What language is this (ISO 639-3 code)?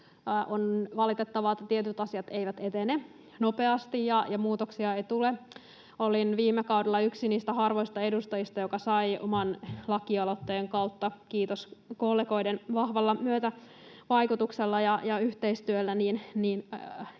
fin